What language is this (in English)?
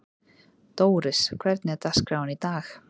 Icelandic